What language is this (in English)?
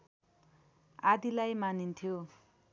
Nepali